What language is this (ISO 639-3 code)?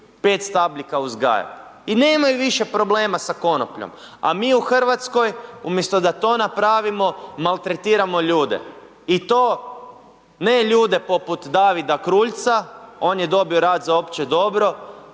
hrv